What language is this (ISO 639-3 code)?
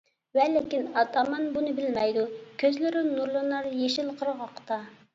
uig